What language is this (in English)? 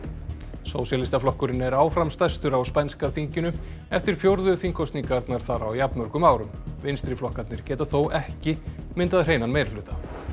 Icelandic